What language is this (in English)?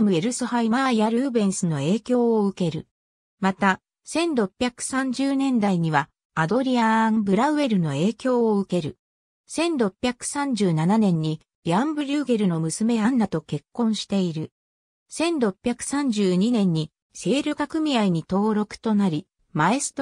Japanese